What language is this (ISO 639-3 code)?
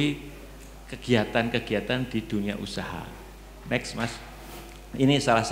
ind